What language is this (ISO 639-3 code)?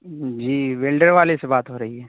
urd